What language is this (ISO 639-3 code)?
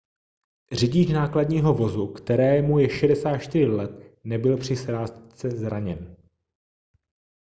ces